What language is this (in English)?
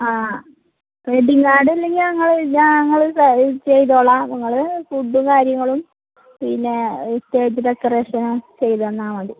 Malayalam